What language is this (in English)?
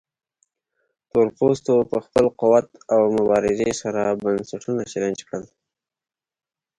Pashto